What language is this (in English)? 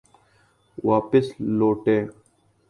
Urdu